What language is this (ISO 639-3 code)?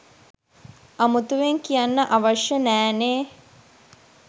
sin